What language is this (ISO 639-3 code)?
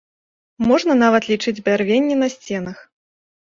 bel